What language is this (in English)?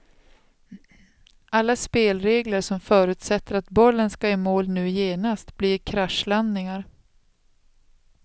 Swedish